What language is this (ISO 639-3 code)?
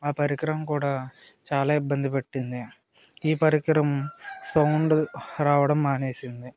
tel